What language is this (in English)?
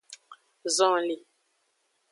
Aja (Benin)